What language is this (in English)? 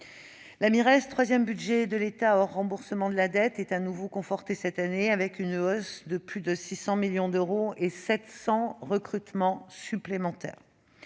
French